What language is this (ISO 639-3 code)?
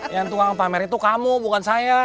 ind